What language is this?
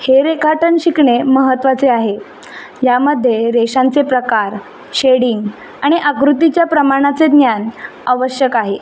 Marathi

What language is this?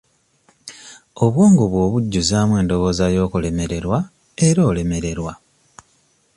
Ganda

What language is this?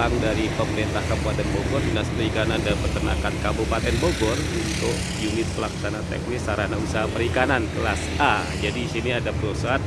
Indonesian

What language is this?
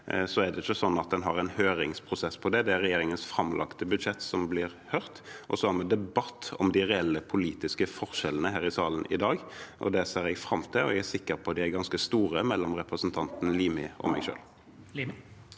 Norwegian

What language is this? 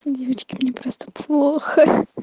Russian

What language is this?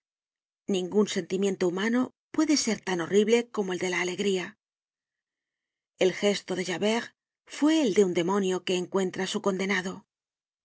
Spanish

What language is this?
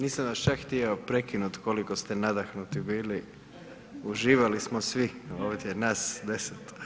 Croatian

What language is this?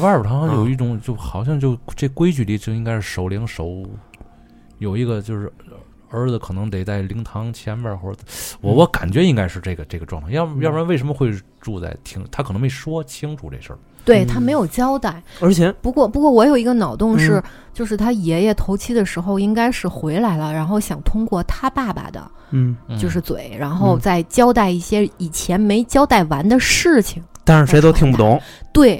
Chinese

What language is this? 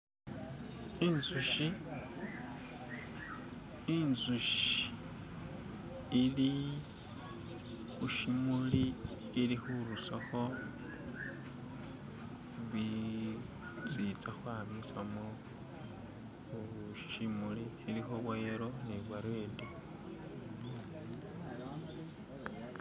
Masaaba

